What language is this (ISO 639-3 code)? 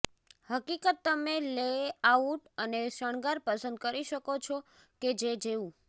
guj